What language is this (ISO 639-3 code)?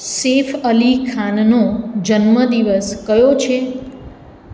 guj